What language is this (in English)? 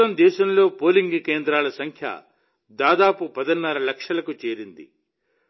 Telugu